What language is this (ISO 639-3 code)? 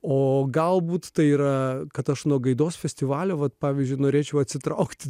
lit